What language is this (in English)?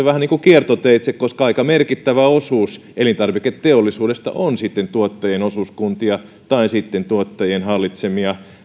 Finnish